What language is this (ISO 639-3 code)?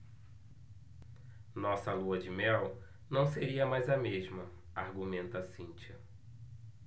por